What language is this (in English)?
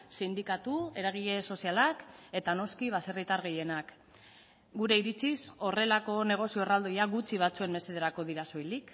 Basque